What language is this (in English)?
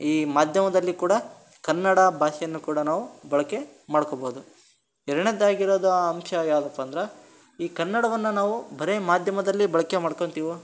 Kannada